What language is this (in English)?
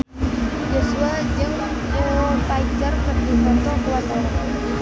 Sundanese